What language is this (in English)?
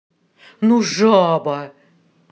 Russian